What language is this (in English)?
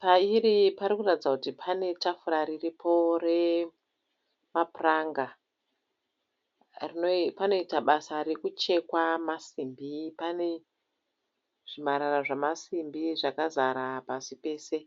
Shona